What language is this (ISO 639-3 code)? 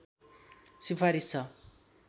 nep